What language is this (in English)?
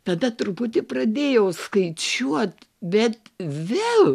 Lithuanian